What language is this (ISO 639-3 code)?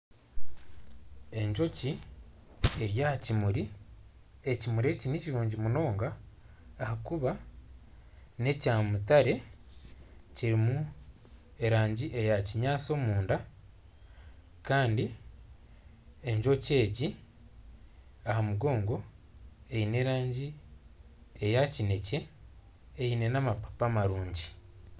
nyn